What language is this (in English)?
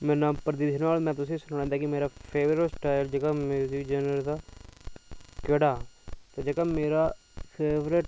Dogri